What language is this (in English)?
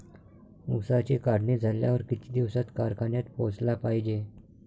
Marathi